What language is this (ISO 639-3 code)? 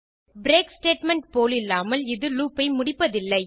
tam